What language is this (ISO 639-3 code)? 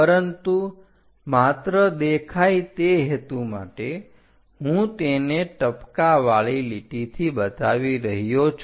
guj